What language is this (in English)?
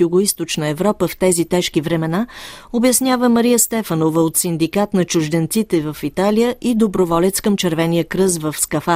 Bulgarian